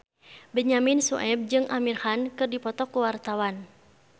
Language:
Sundanese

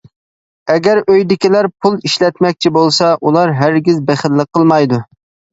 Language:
Uyghur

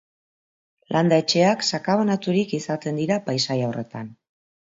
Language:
Basque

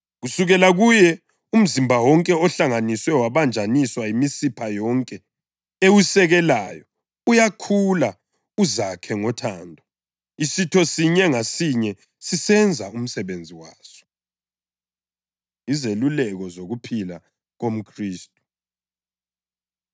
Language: North Ndebele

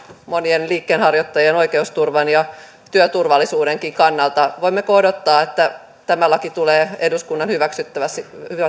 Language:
Finnish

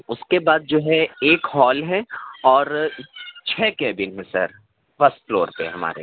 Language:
Urdu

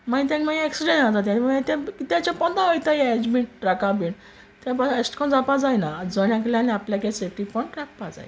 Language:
Konkani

